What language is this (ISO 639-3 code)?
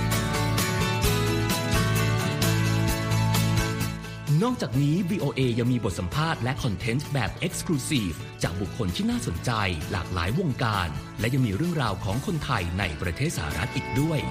tha